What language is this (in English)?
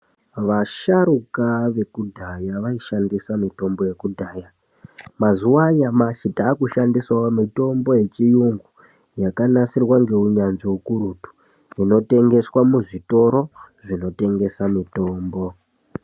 Ndau